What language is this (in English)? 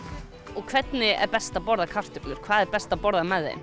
Icelandic